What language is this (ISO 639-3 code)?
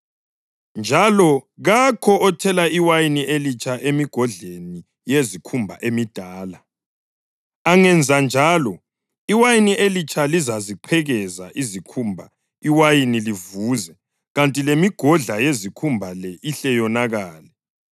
nde